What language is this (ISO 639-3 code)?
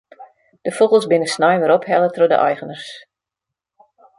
fry